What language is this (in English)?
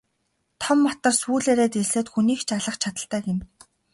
Mongolian